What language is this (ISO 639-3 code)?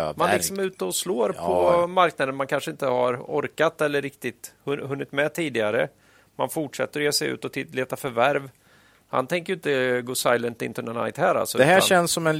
swe